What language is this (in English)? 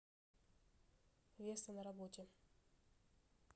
Russian